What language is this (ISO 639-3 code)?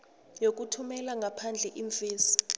nbl